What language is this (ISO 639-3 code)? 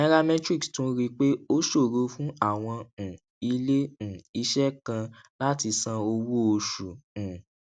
yor